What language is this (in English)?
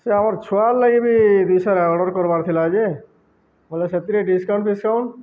Odia